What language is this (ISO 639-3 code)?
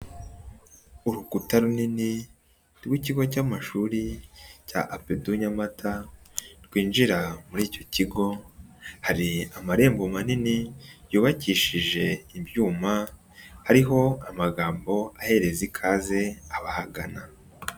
kin